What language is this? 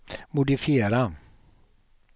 Swedish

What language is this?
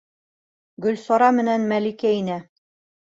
Bashkir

